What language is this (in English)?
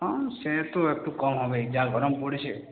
Bangla